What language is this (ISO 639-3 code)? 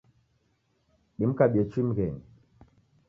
dav